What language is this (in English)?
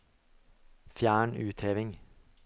Norwegian